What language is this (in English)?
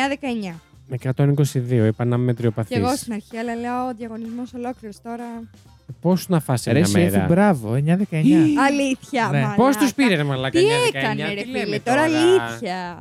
Greek